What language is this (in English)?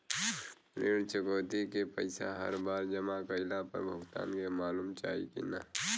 Bhojpuri